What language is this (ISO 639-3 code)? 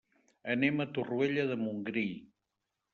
cat